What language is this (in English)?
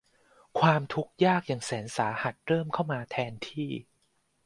Thai